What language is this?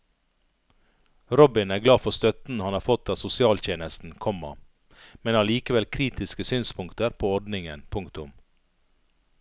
Norwegian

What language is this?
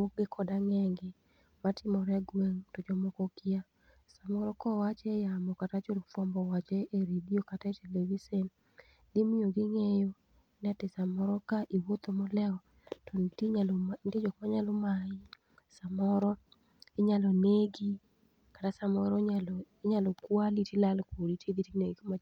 Luo (Kenya and Tanzania)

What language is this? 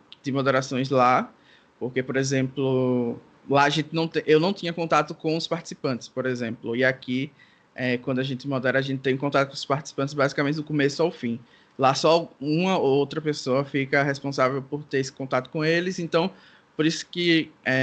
Portuguese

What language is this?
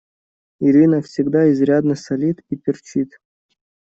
Russian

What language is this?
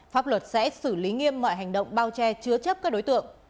Vietnamese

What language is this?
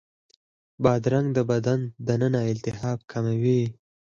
Pashto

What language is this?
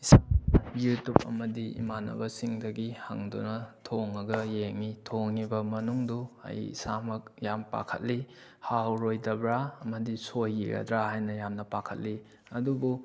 Manipuri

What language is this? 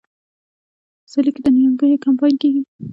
Pashto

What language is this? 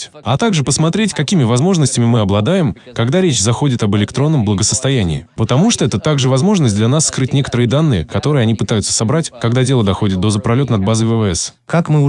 Russian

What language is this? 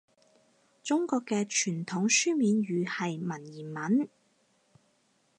Cantonese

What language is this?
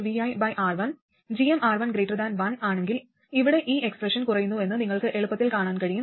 Malayalam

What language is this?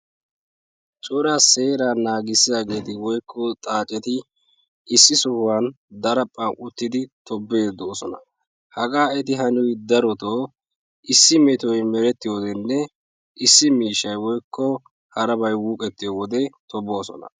Wolaytta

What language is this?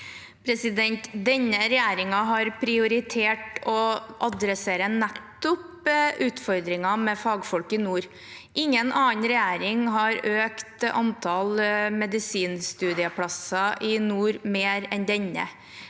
Norwegian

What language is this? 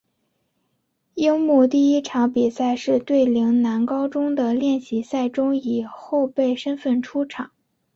Chinese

